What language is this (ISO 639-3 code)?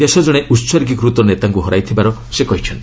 ori